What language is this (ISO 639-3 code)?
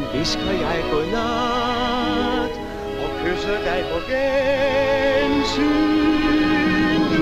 dan